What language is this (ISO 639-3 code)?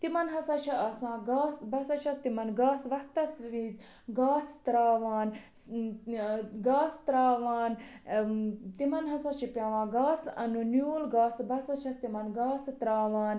kas